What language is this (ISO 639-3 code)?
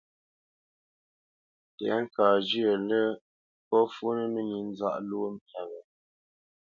bce